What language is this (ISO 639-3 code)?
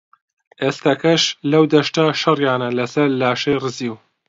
ckb